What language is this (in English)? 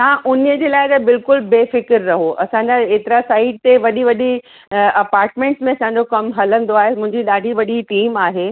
Sindhi